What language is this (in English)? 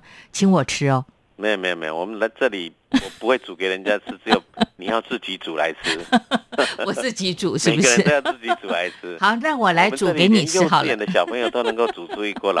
Chinese